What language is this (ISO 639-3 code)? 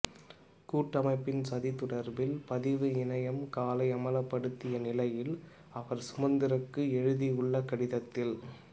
tam